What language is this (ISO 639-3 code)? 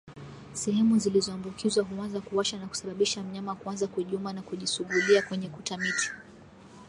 swa